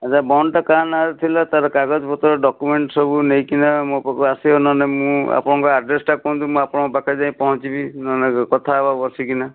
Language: Odia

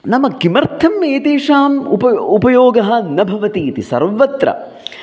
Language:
Sanskrit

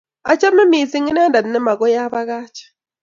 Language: Kalenjin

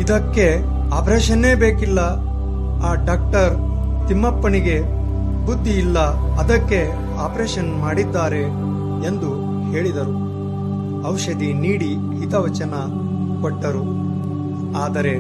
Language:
Kannada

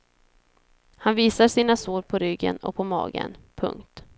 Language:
Swedish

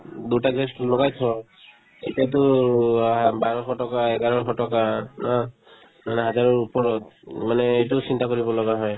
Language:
Assamese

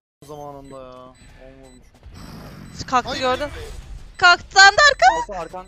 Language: Turkish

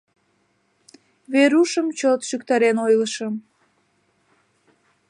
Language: Mari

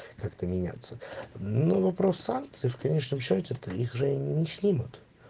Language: Russian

